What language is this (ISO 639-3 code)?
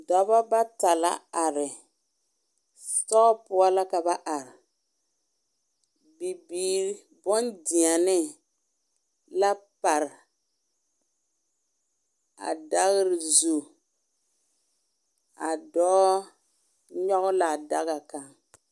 dga